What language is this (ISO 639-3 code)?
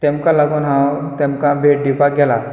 kok